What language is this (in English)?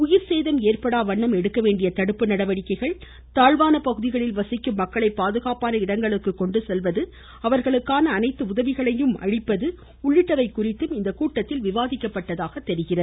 Tamil